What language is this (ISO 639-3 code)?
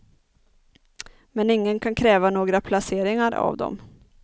swe